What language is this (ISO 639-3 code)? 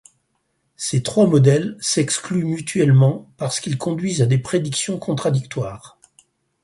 fra